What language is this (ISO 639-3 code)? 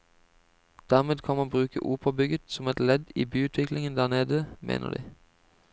nor